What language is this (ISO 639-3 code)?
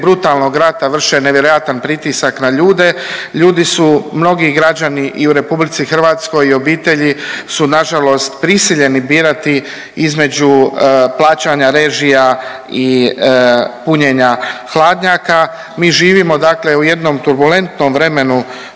hrv